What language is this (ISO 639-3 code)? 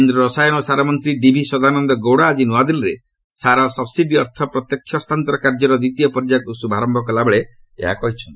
ori